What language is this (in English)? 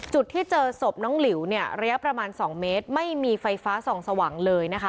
Thai